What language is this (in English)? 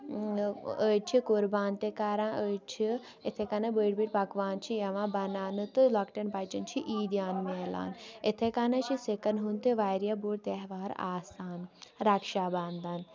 Kashmiri